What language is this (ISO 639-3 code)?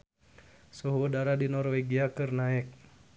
sun